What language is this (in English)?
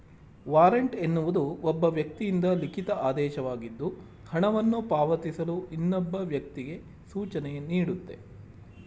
Kannada